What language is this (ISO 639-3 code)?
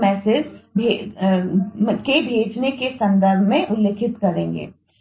hin